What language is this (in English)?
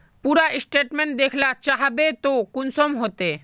Magahi